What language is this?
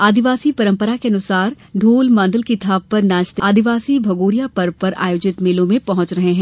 Hindi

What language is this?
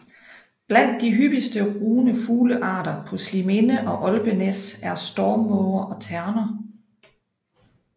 Danish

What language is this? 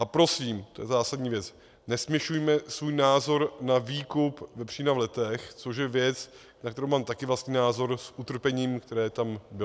Czech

